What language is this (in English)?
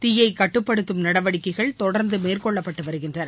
Tamil